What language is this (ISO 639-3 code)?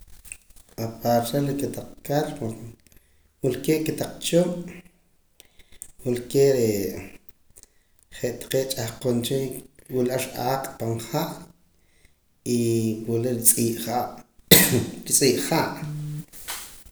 poc